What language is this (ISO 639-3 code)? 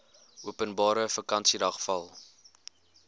afr